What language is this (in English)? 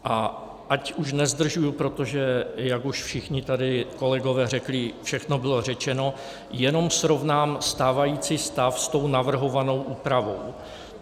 Czech